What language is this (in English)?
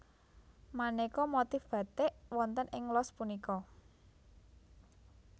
Javanese